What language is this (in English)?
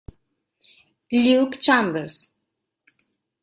Italian